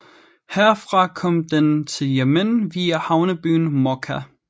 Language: Danish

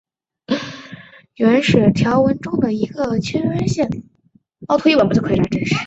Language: Chinese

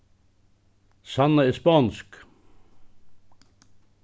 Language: Faroese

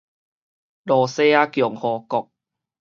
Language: Min Nan Chinese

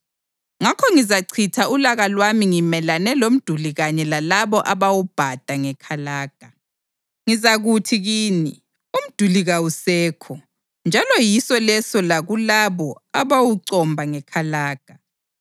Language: North Ndebele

